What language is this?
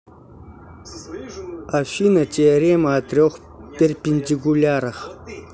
Russian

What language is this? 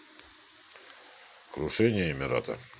Russian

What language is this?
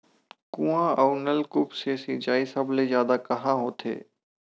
Chhattisgarhi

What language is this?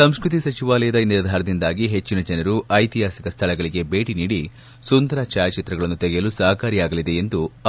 Kannada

